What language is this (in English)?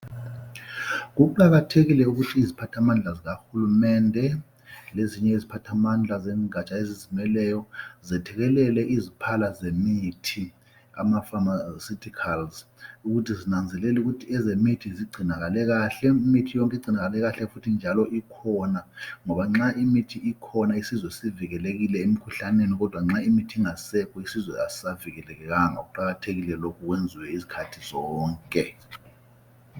North Ndebele